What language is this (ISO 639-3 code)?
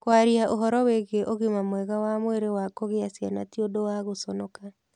kik